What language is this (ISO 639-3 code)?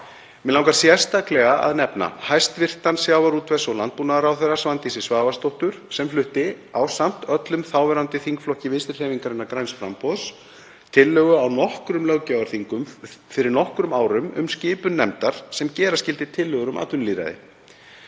isl